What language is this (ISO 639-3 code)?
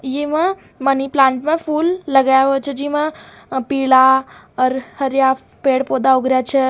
raj